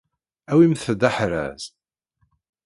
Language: Kabyle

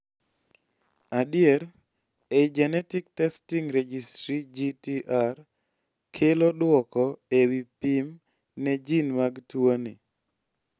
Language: Luo (Kenya and Tanzania)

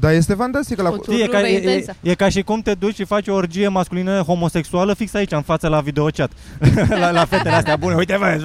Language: Romanian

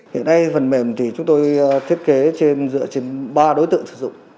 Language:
Vietnamese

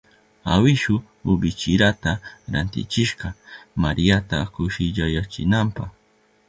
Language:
Southern Pastaza Quechua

